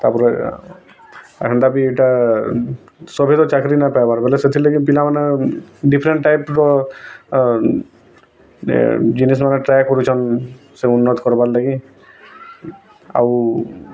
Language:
Odia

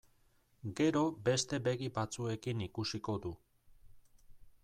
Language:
Basque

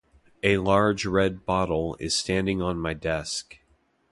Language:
English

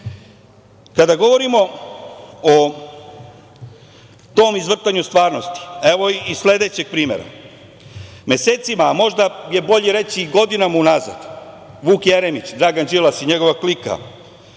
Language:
Serbian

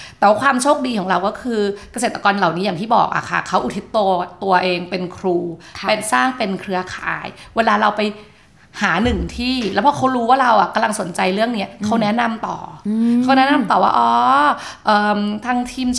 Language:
Thai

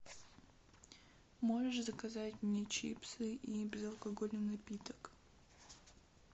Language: Russian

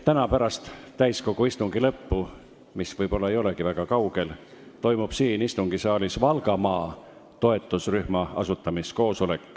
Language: Estonian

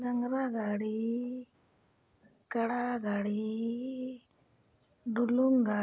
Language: Santali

